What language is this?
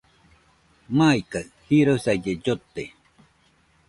Nüpode Huitoto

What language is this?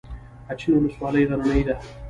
Pashto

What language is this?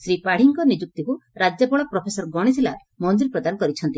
Odia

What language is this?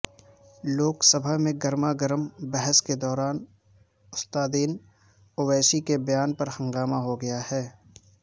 Urdu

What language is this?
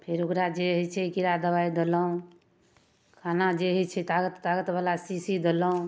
Maithili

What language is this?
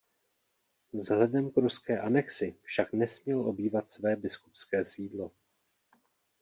Czech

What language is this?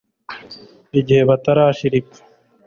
Kinyarwanda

